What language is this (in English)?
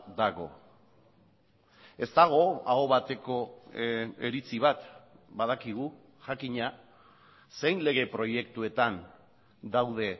Basque